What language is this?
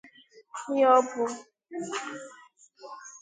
Igbo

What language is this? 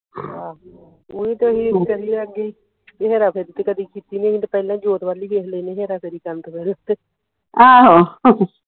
Punjabi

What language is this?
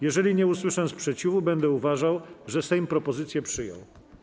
Polish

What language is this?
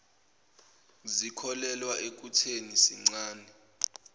Zulu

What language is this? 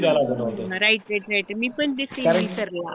Marathi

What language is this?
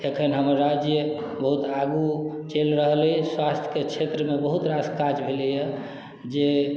Maithili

